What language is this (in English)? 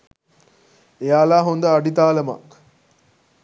Sinhala